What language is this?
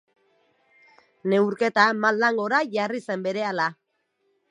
Basque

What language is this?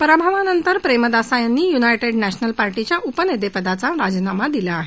Marathi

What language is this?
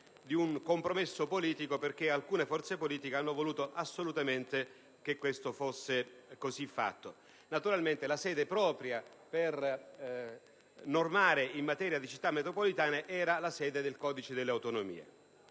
Italian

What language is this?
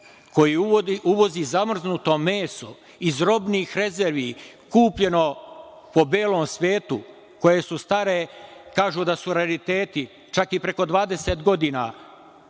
Serbian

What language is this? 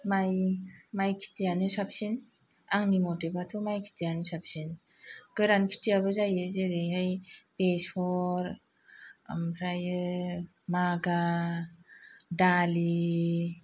Bodo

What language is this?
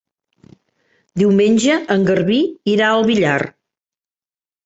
Catalan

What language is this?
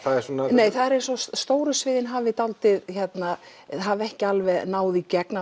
Icelandic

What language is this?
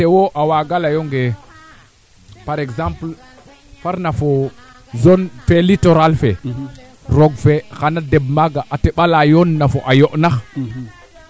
Serer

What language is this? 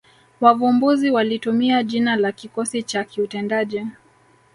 Swahili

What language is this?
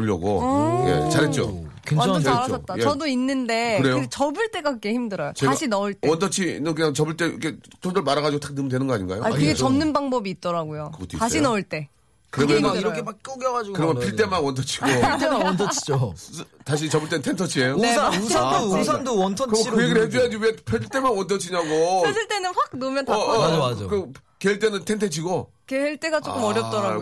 Korean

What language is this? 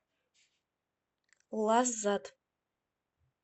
Russian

